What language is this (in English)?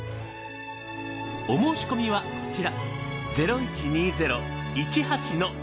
Japanese